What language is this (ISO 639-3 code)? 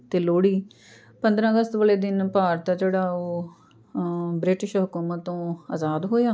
pan